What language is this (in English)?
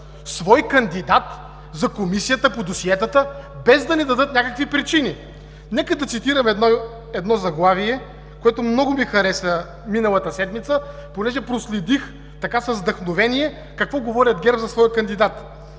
Bulgarian